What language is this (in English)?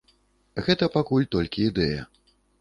Belarusian